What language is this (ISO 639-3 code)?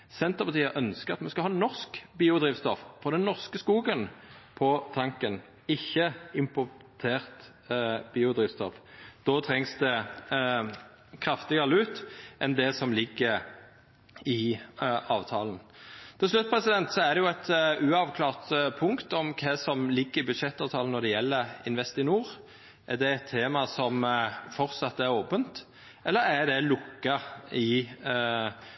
nno